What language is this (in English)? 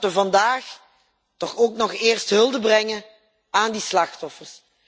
Dutch